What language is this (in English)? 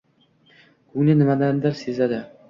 Uzbek